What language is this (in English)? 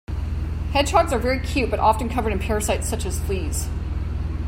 English